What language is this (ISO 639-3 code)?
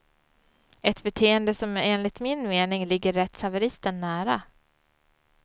swe